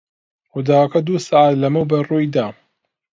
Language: Central Kurdish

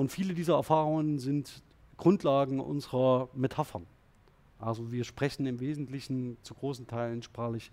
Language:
German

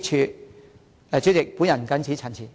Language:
Cantonese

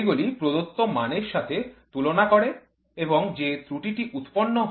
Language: Bangla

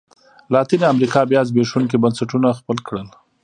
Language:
Pashto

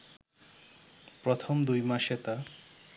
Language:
Bangla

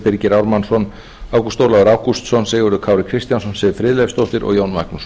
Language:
Icelandic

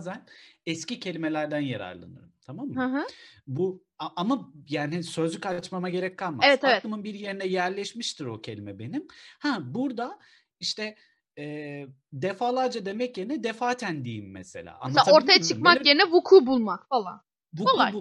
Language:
Turkish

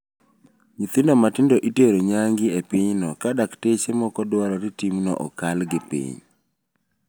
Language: Luo (Kenya and Tanzania)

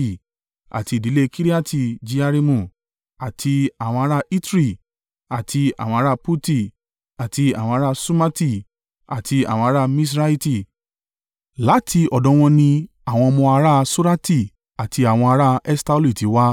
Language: Yoruba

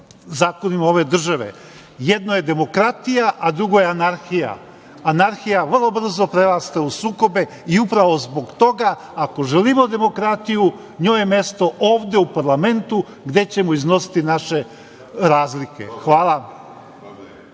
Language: Serbian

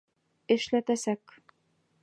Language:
Bashkir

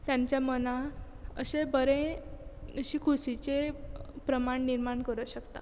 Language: Konkani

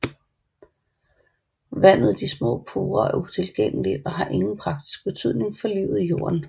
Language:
Danish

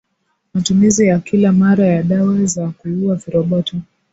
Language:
Swahili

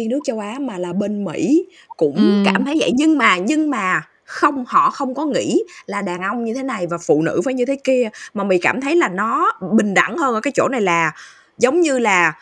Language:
Vietnamese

